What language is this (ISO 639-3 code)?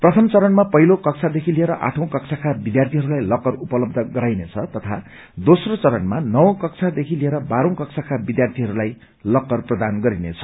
nep